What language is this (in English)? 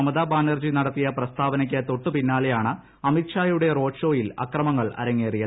Malayalam